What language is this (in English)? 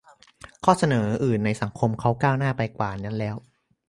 Thai